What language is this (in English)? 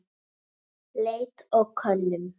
Icelandic